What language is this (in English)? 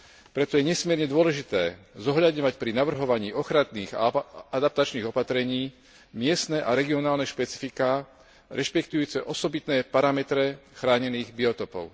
Slovak